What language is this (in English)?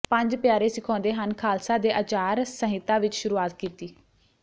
Punjabi